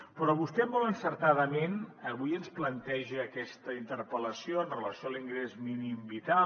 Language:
Catalan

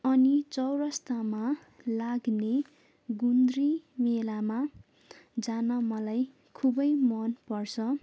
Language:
Nepali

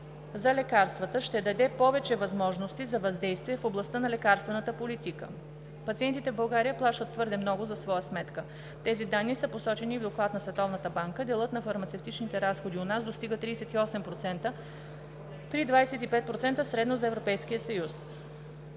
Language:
Bulgarian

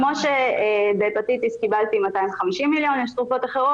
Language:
Hebrew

